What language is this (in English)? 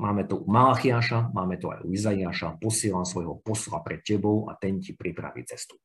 Slovak